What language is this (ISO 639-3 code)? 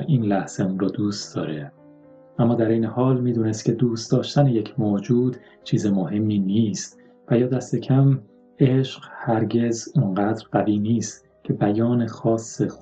fas